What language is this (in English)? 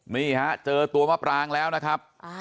Thai